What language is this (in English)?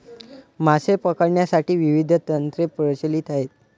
Marathi